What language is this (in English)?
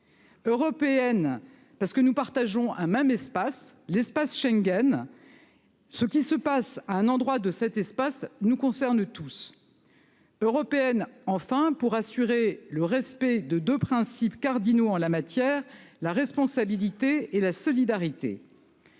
French